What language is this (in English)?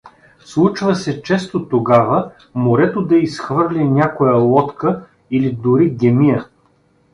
Bulgarian